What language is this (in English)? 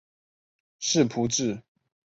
Chinese